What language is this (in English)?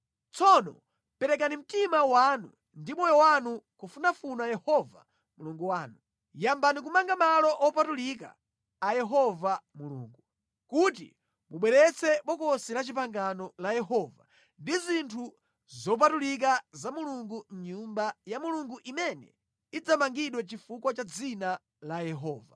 Nyanja